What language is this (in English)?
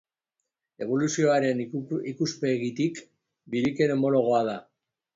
Basque